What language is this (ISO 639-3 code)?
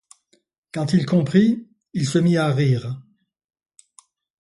fra